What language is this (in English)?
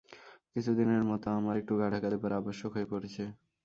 Bangla